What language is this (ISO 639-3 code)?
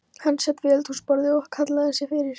isl